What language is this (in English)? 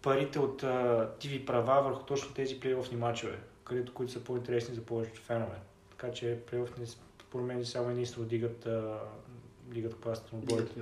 Bulgarian